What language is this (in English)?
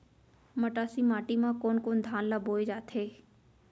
Chhattisgarhi